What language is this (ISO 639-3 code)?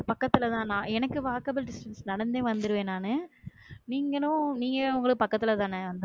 tam